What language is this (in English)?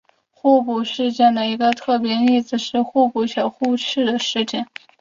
Chinese